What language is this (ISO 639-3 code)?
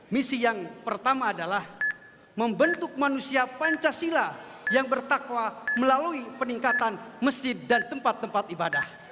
ind